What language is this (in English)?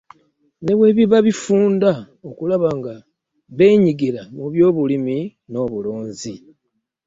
Ganda